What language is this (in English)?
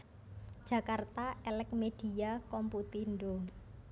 Javanese